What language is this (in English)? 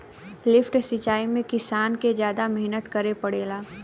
Bhojpuri